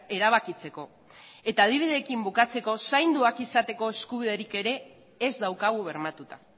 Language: Basque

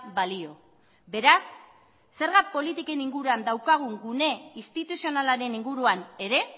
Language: Basque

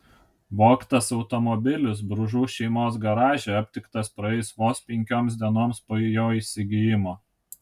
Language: Lithuanian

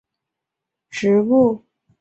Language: Chinese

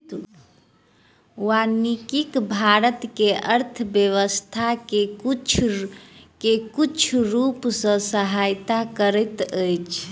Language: Maithili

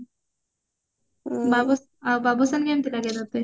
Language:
Odia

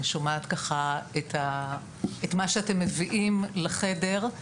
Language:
Hebrew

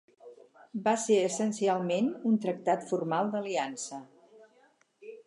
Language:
Catalan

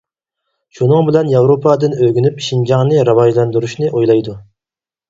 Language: Uyghur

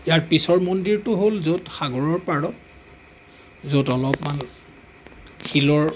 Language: Assamese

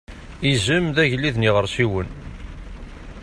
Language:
Kabyle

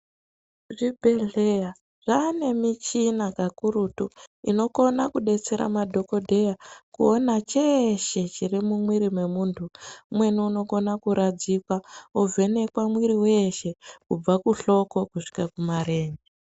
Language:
Ndau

